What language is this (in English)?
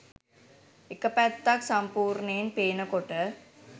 Sinhala